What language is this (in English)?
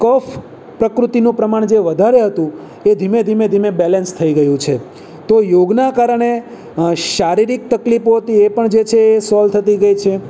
Gujarati